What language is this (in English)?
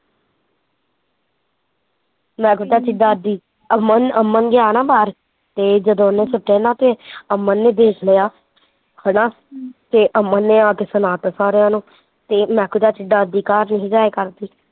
Punjabi